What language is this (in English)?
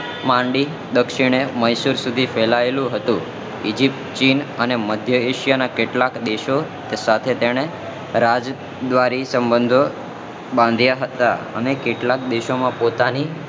Gujarati